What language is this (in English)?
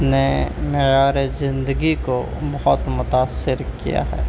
Urdu